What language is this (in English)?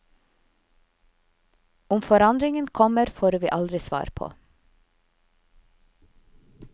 Norwegian